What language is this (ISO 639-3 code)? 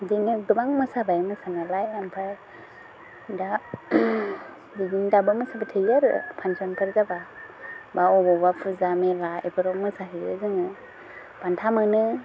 brx